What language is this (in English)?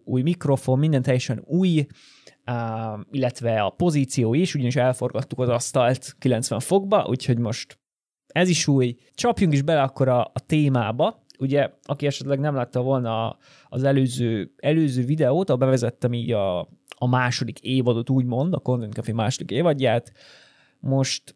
Hungarian